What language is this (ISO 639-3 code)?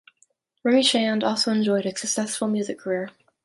eng